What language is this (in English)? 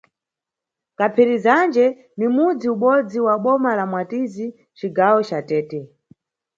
Nyungwe